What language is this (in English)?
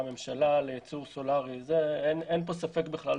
Hebrew